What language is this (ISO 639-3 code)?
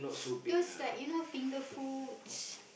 eng